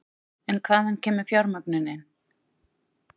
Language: Icelandic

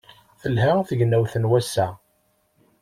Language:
Kabyle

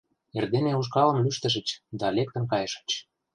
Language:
Mari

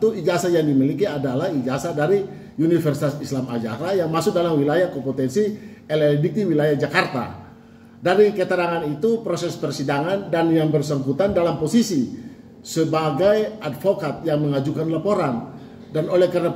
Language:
Indonesian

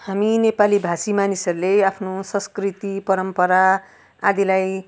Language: Nepali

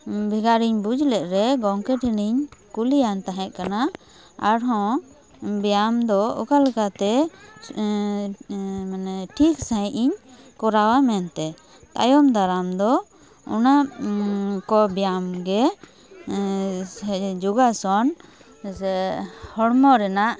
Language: Santali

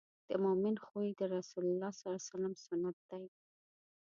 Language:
Pashto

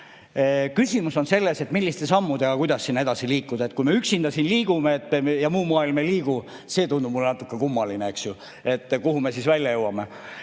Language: Estonian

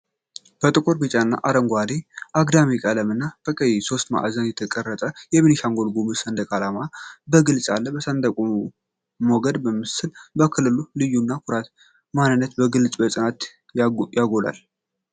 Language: Amharic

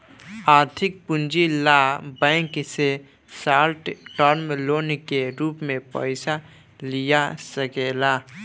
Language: Bhojpuri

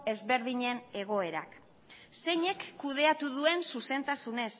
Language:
Basque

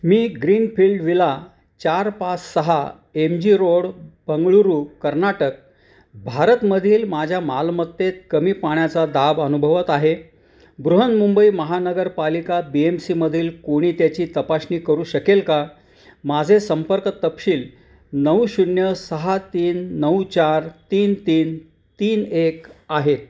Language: Marathi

